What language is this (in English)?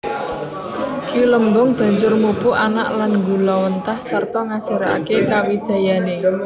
Javanese